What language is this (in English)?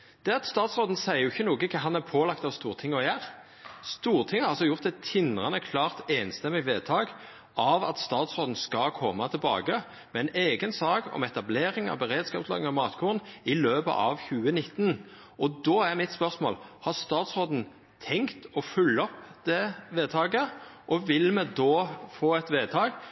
Norwegian